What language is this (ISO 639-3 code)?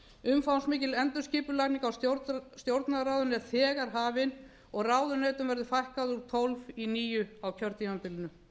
isl